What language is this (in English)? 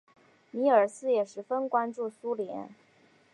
Chinese